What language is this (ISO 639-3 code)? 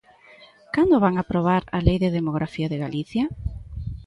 glg